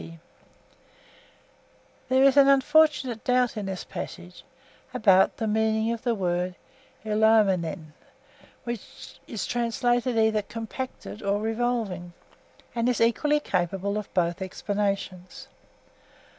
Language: English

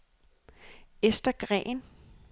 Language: Danish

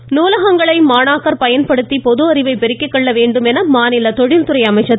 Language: Tamil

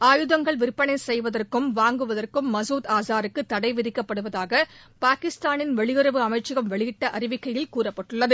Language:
Tamil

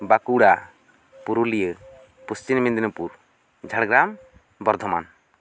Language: Santali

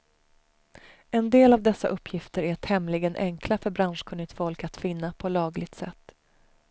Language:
Swedish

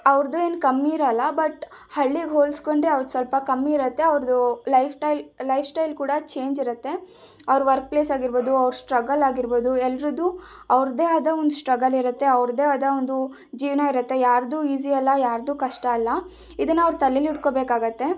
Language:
Kannada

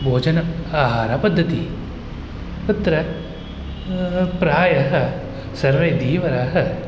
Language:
Sanskrit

